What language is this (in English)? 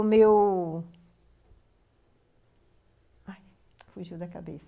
Portuguese